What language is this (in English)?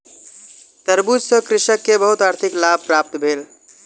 Maithili